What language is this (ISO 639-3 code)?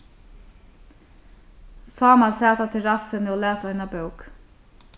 fao